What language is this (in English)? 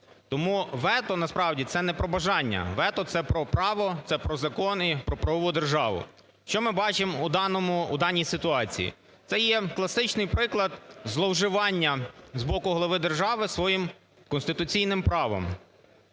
Ukrainian